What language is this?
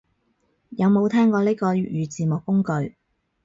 Cantonese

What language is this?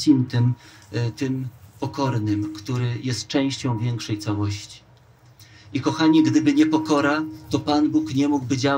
Polish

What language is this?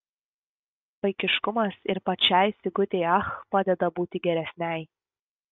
Lithuanian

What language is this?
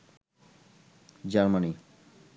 Bangla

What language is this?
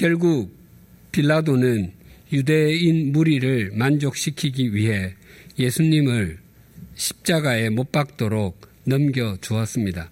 Korean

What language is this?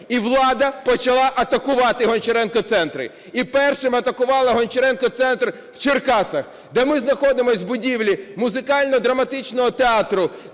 Ukrainian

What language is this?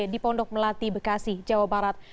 Indonesian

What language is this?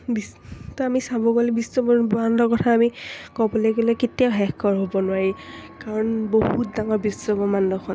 Assamese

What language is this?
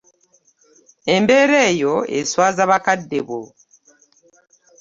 Ganda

